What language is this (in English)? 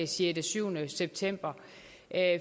Danish